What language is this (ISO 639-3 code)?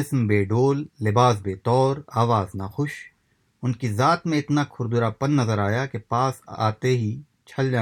urd